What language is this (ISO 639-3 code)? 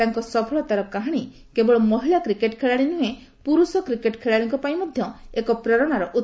ori